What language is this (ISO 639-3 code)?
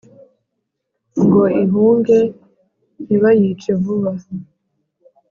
kin